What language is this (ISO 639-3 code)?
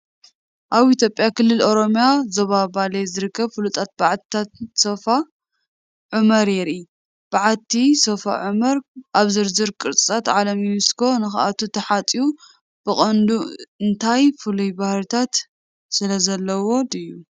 tir